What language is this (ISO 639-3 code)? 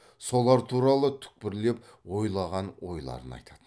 kaz